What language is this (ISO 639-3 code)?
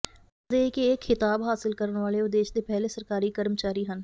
pan